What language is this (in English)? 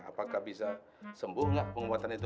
Indonesian